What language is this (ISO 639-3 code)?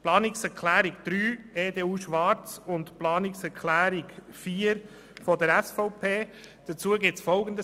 gsw